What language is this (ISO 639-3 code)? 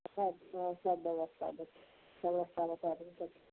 mai